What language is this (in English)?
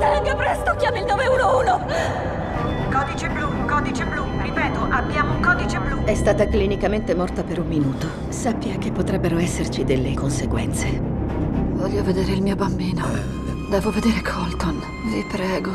Italian